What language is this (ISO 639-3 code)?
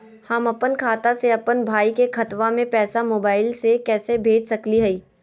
mag